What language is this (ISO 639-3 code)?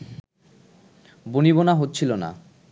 ben